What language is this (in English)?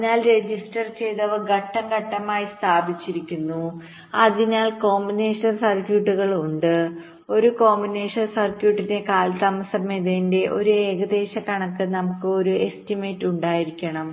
Malayalam